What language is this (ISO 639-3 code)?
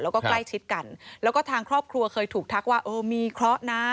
tha